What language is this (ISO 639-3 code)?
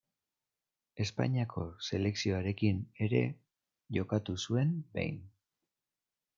eus